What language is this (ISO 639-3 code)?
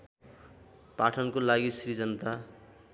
nep